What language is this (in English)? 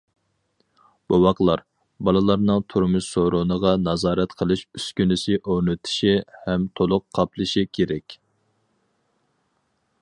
Uyghur